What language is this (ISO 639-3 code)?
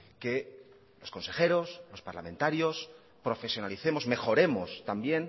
spa